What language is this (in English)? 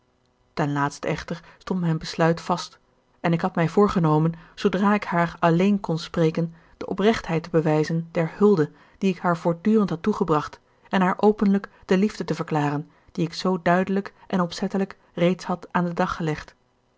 Dutch